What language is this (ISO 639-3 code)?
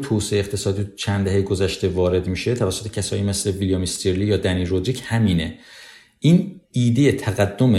fas